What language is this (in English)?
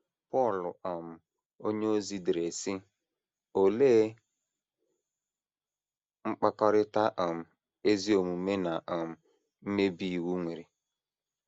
Igbo